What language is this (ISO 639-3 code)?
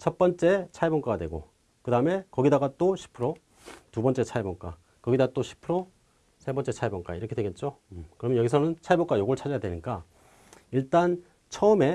kor